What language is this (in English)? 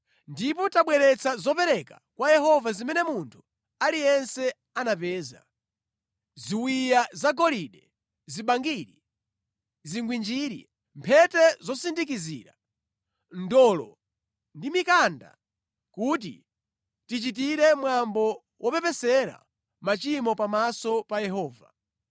Nyanja